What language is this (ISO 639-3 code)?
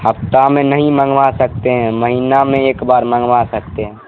urd